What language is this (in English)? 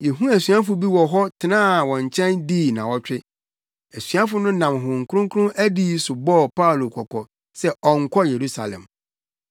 Akan